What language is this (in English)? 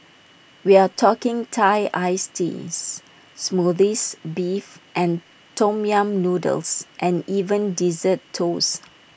English